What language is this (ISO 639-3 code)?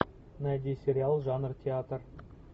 rus